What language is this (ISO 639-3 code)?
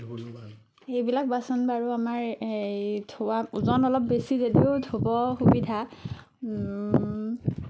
asm